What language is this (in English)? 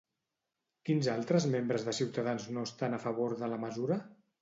Catalan